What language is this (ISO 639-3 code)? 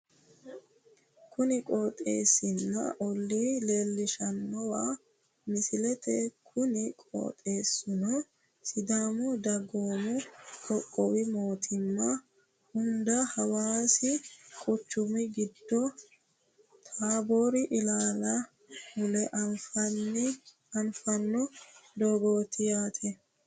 sid